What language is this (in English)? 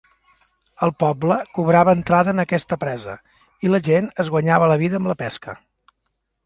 Catalan